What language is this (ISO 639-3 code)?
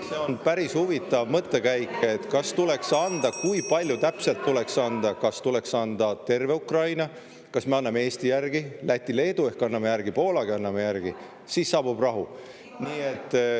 est